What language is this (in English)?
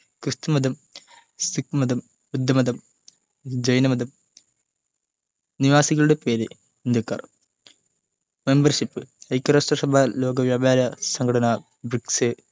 Malayalam